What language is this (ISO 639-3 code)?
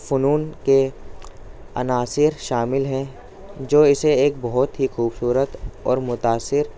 urd